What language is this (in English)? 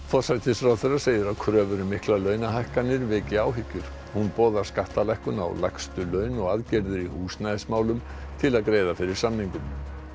Icelandic